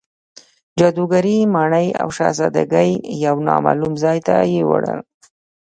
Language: Pashto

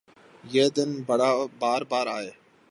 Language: Urdu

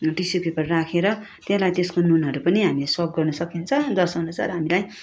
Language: Nepali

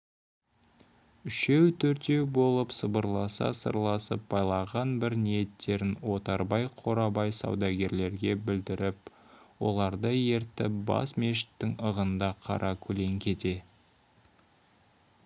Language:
Kazakh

